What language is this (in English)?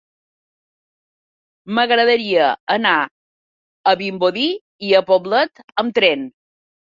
Catalan